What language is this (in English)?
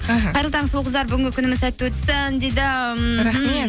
Kazakh